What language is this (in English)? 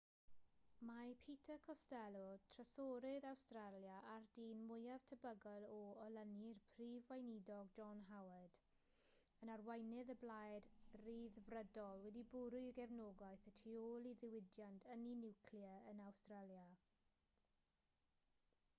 Welsh